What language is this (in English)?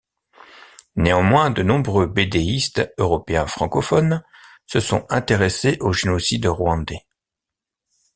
French